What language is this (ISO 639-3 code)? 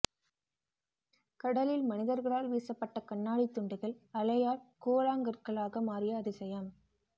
tam